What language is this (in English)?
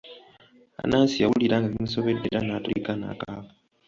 Ganda